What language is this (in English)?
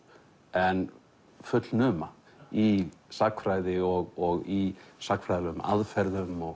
Icelandic